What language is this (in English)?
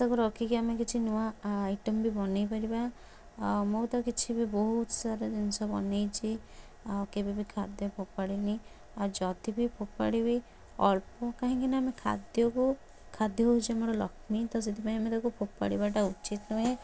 Odia